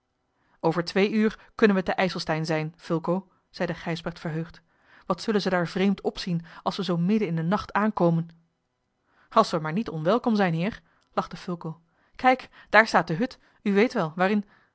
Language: Dutch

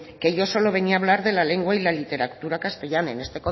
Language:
Spanish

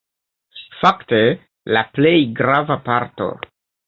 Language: Esperanto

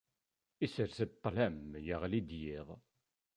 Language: Kabyle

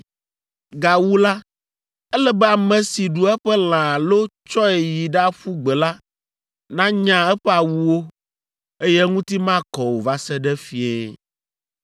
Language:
Ewe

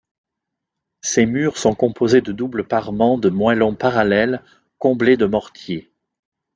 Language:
French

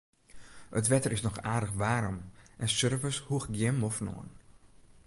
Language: Western Frisian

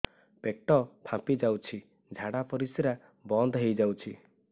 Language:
Odia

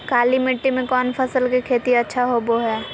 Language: Magahi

